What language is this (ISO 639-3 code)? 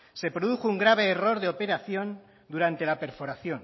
spa